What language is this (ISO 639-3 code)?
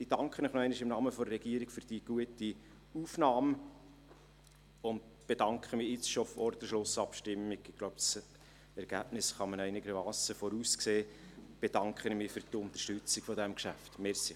gsw